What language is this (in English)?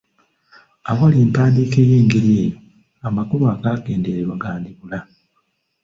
Ganda